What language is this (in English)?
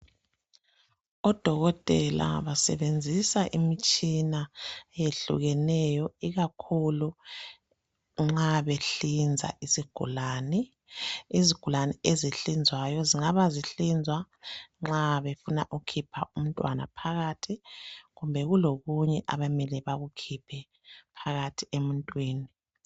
North Ndebele